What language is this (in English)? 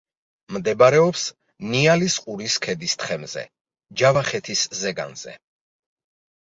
Georgian